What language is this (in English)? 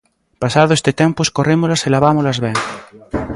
Galician